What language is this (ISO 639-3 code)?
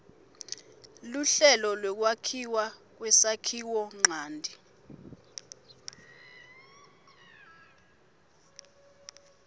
ssw